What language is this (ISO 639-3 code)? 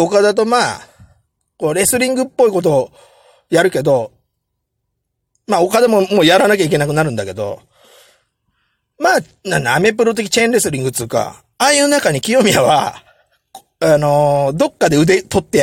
jpn